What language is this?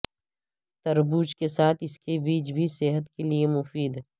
Urdu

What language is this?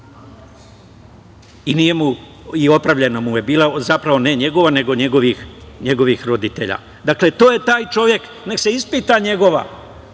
Serbian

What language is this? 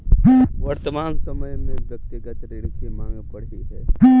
Hindi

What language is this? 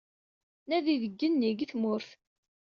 Kabyle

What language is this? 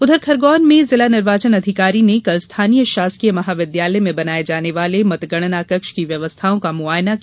Hindi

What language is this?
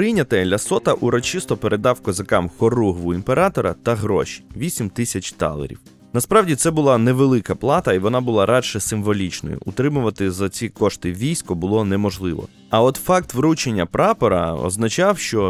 Ukrainian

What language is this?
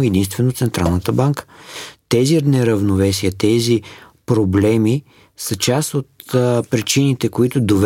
Bulgarian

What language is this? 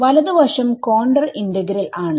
Malayalam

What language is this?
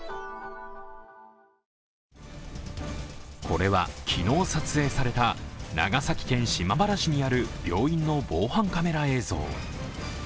Japanese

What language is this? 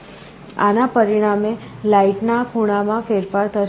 Gujarati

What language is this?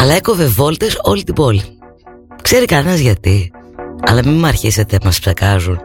Greek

